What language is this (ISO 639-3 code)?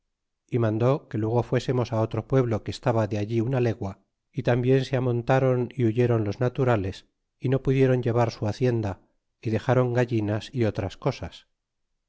spa